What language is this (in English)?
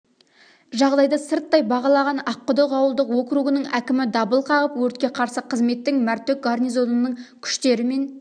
Kazakh